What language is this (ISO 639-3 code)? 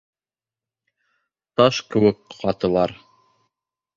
bak